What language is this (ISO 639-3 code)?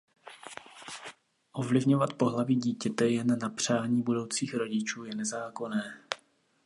ces